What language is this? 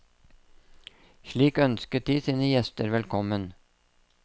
Norwegian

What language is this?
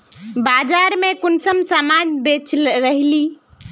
Magahi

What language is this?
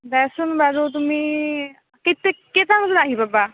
Assamese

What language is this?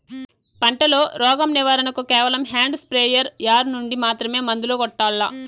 Telugu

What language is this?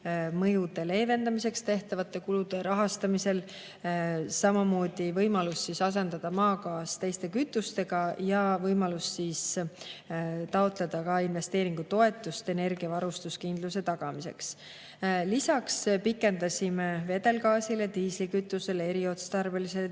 Estonian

